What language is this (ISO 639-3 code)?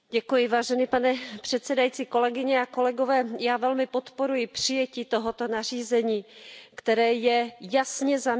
ces